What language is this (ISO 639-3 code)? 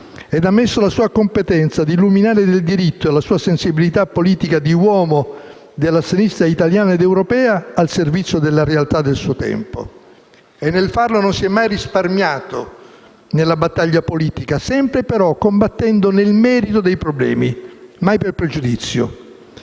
ita